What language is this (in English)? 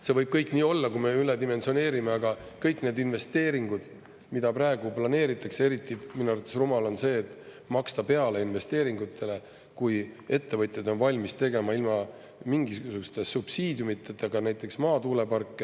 Estonian